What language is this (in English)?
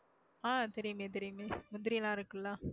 Tamil